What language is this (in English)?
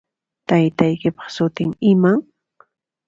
Puno Quechua